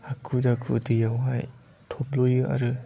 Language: Bodo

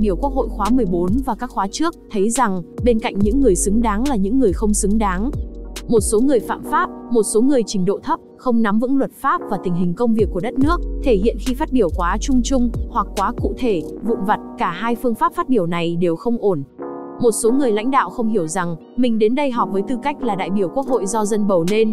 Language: Vietnamese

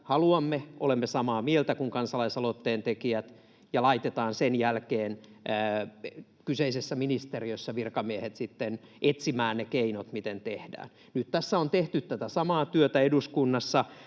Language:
Finnish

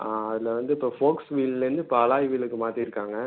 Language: Tamil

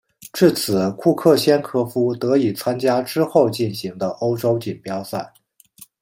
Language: Chinese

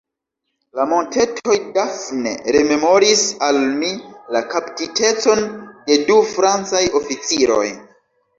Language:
Esperanto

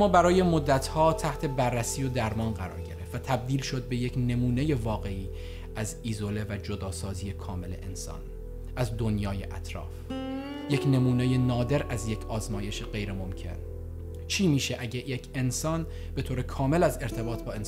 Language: Persian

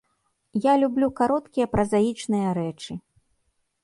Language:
Belarusian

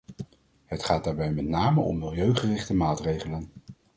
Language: Dutch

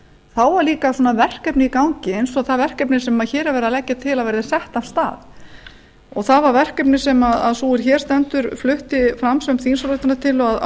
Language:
Icelandic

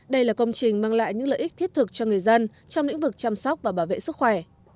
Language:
Vietnamese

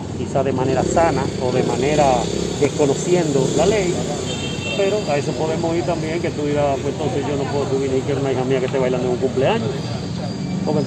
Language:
Spanish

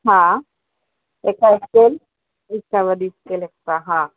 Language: Sindhi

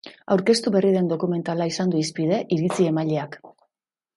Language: Basque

